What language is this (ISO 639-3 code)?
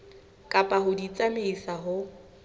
sot